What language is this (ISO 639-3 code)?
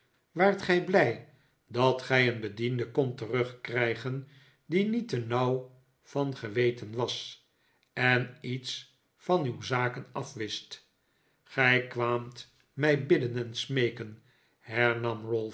nld